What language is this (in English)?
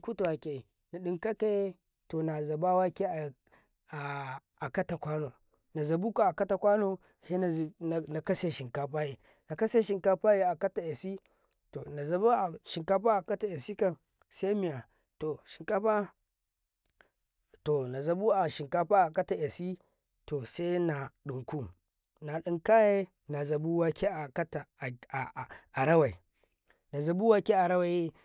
Karekare